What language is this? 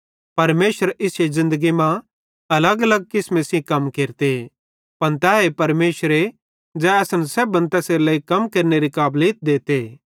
Bhadrawahi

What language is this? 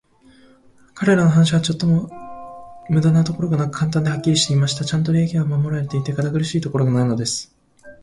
Japanese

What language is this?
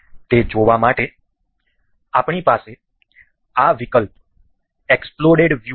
Gujarati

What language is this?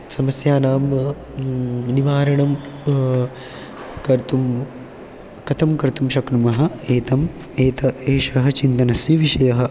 Sanskrit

